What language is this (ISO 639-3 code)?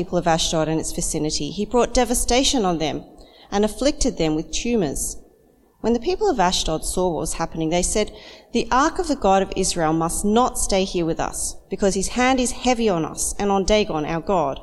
eng